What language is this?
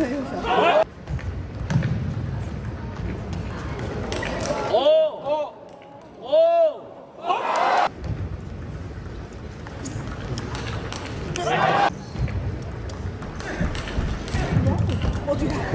Korean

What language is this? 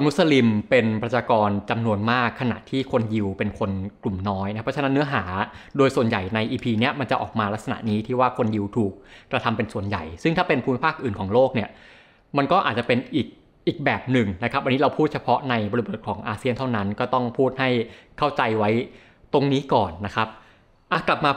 Thai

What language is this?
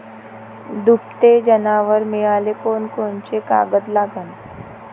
Marathi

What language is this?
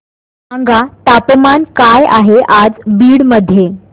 Marathi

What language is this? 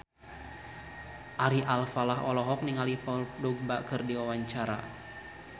Sundanese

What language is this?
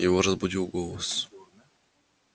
Russian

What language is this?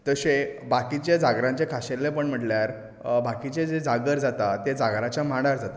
Konkani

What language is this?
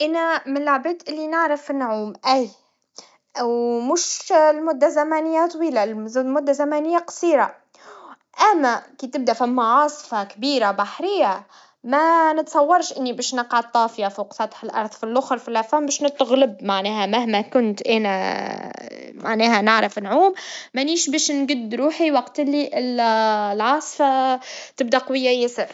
Tunisian Arabic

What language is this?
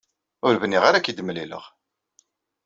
Kabyle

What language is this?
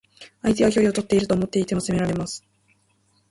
Japanese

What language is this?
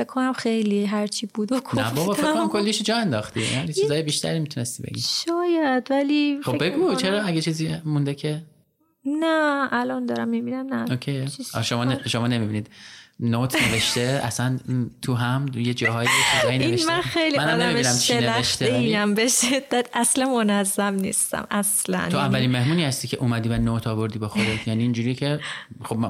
Persian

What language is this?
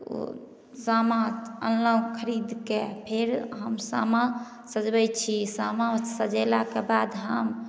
Maithili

